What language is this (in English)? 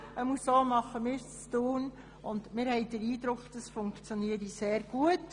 Swiss German